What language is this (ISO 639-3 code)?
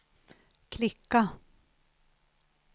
swe